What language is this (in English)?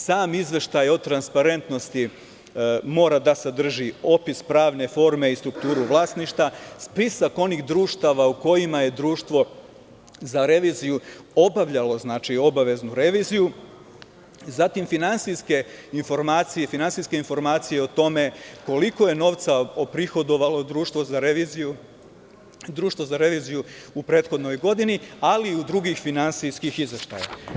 Serbian